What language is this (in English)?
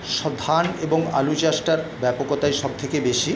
Bangla